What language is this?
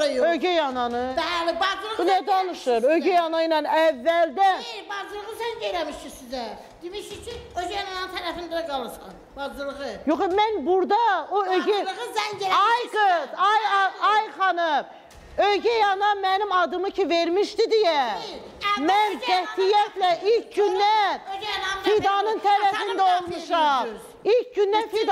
Turkish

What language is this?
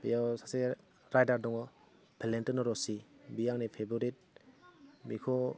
Bodo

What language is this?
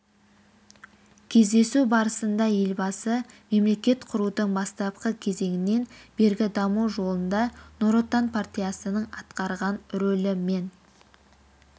Kazakh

